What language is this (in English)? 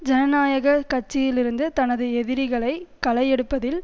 Tamil